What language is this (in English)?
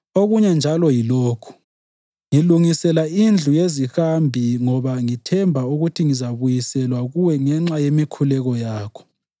North Ndebele